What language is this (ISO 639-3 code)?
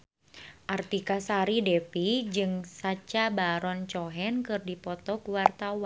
sun